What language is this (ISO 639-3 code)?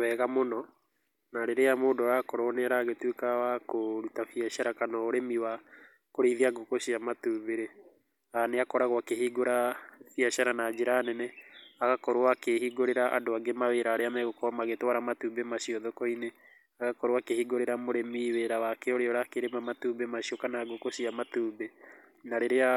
kik